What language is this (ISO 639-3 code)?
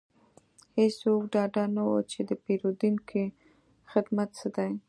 pus